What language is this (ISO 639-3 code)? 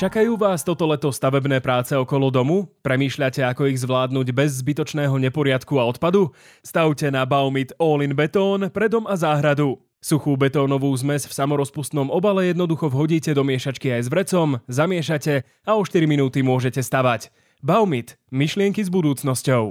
slk